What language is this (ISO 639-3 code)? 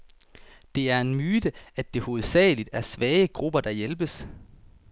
dan